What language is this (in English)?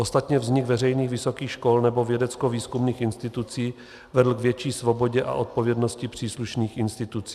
Czech